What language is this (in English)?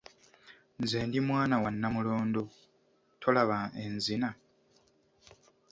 Ganda